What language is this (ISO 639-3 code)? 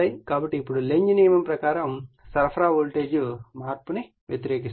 tel